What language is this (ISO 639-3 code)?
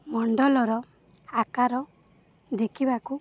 ori